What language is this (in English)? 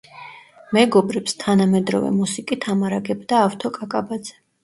Georgian